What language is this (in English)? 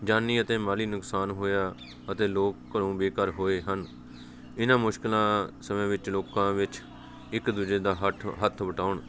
Punjabi